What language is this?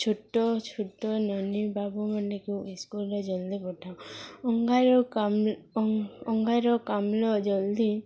Odia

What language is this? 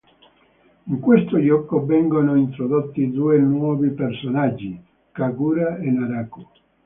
Italian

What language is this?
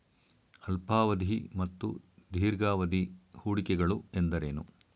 Kannada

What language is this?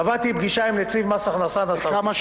Hebrew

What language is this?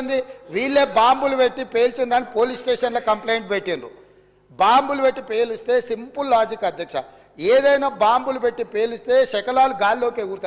Telugu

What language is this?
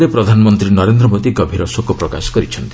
Odia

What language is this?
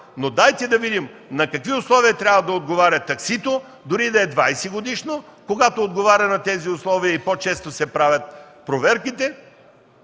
Bulgarian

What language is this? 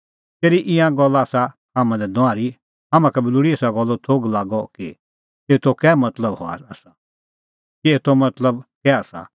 Kullu Pahari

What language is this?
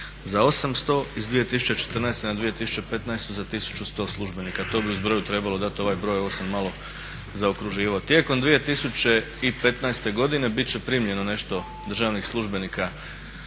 Croatian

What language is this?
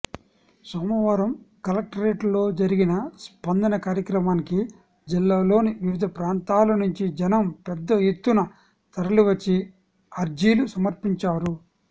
Telugu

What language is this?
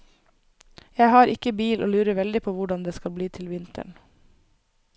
Norwegian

